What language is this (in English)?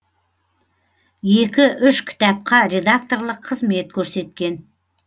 Kazakh